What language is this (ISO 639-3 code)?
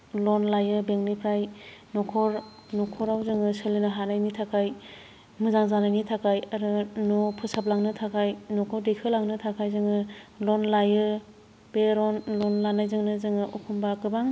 brx